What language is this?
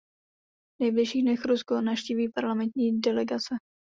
Czech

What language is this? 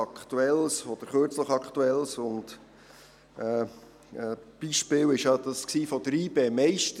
Swiss German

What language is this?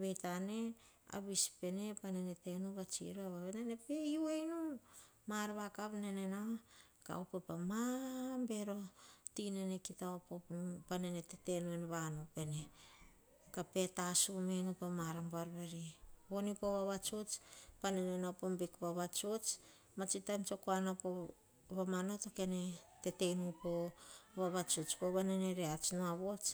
Hahon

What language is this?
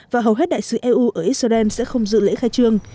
Vietnamese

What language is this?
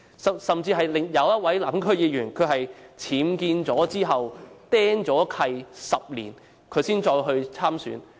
Cantonese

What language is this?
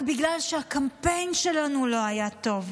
Hebrew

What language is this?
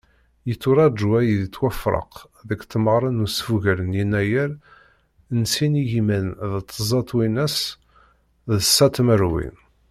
Kabyle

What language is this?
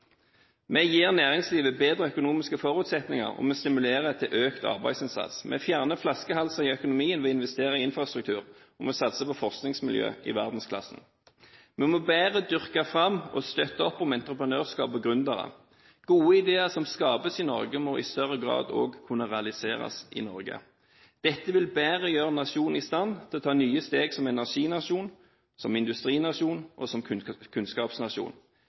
Norwegian Bokmål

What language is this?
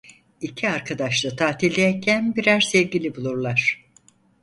Turkish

